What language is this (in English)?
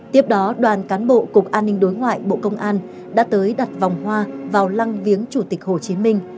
Vietnamese